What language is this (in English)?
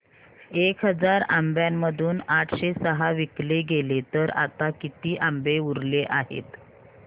Marathi